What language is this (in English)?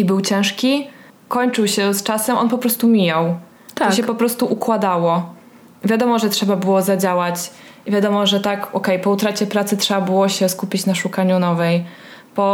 Polish